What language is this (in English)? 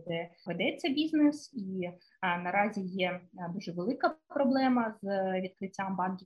Ukrainian